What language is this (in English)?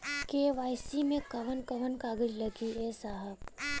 Bhojpuri